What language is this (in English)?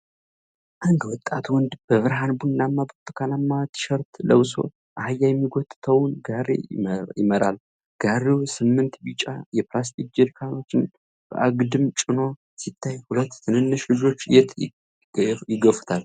Amharic